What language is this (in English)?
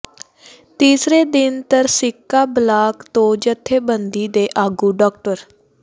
Punjabi